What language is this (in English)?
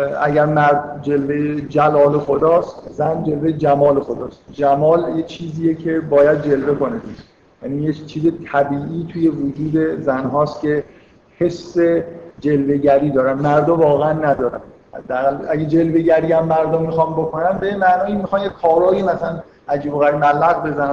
Persian